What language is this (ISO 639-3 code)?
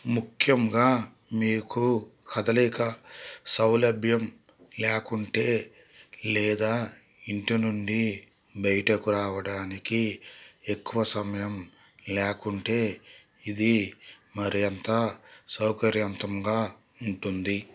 tel